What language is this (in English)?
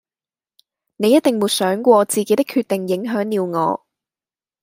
Cantonese